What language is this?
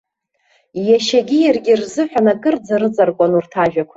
Abkhazian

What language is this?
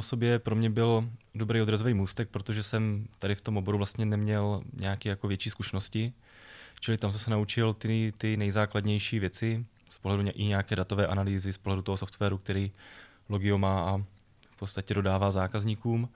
Czech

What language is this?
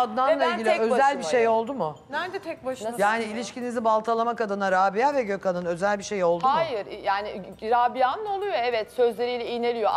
Turkish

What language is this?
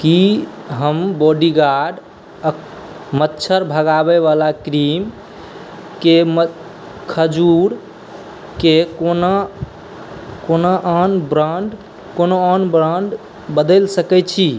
Maithili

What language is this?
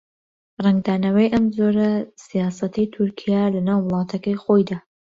Central Kurdish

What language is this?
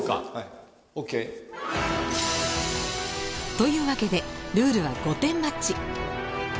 Japanese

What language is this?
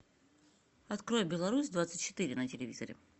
Russian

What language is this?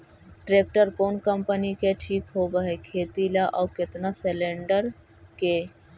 Magahi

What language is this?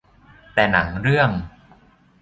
Thai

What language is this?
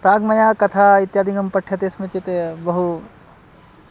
Sanskrit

